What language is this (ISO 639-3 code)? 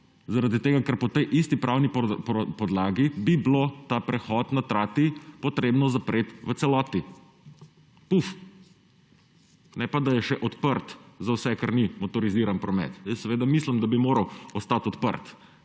slv